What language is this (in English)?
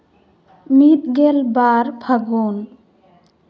Santali